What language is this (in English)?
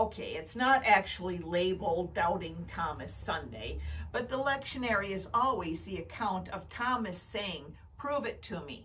English